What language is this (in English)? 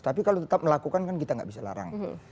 Indonesian